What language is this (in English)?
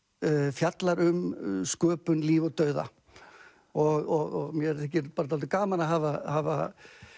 Icelandic